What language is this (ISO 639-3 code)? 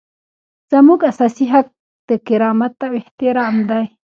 pus